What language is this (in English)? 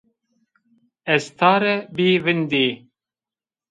Zaza